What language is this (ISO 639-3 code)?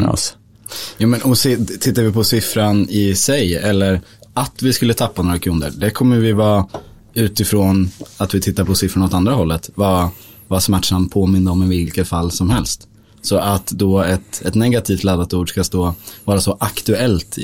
swe